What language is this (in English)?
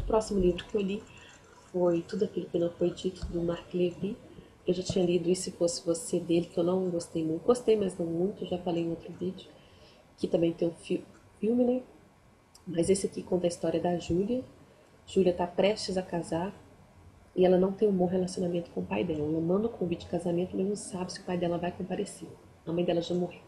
Portuguese